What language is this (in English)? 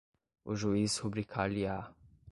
Portuguese